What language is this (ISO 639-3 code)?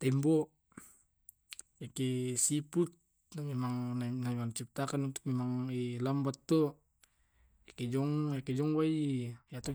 rob